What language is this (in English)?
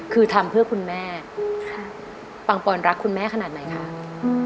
Thai